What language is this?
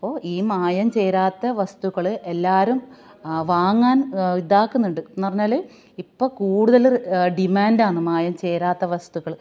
Malayalam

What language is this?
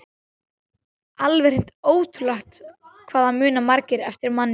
Icelandic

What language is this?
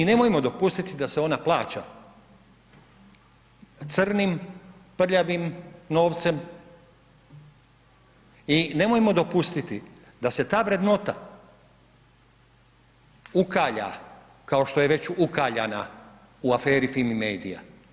Croatian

